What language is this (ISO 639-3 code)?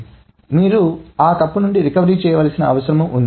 tel